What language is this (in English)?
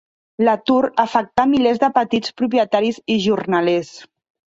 Catalan